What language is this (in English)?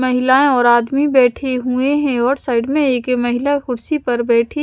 Hindi